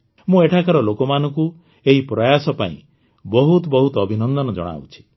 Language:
Odia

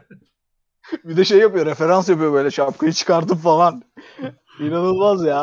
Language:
Turkish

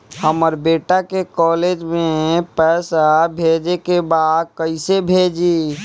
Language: Bhojpuri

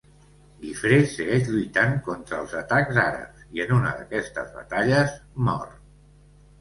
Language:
Catalan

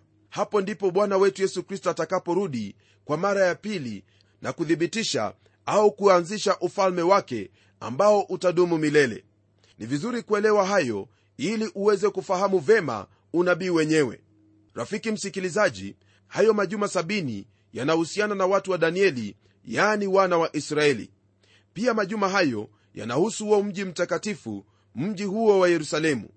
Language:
Swahili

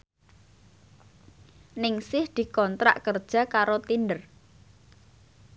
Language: Javanese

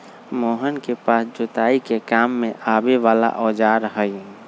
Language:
Magahi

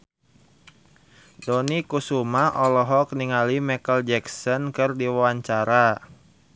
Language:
Sundanese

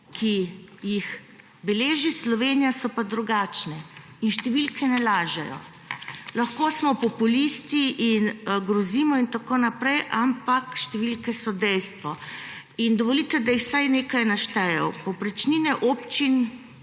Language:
Slovenian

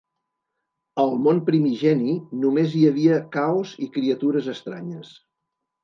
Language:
Catalan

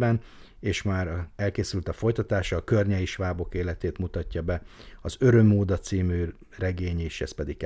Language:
Hungarian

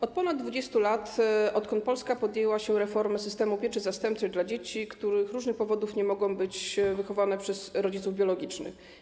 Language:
Polish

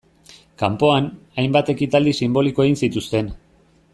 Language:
Basque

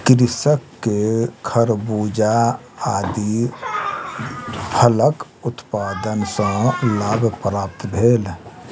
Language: Maithili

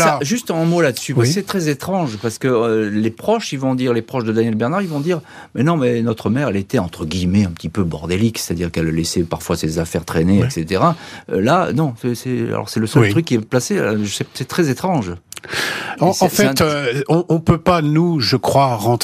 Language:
French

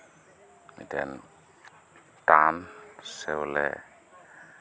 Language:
Santali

